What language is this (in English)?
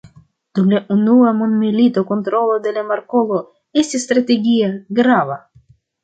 Esperanto